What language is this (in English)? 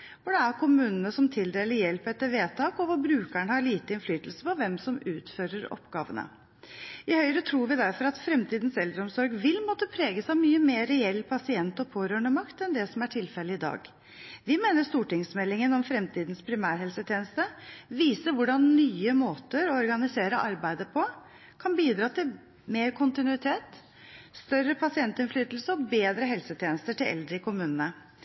Norwegian Bokmål